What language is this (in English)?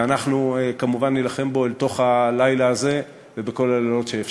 Hebrew